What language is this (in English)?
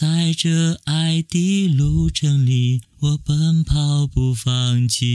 Chinese